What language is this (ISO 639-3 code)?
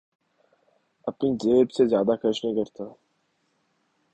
urd